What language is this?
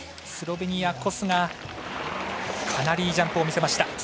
Japanese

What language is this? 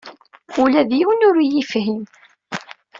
Kabyle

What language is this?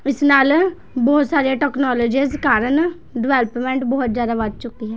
Punjabi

